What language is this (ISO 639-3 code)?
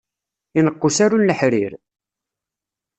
kab